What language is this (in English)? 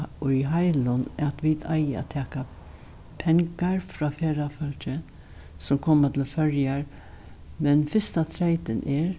Faroese